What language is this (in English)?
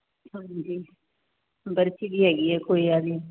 Punjabi